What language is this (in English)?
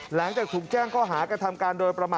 Thai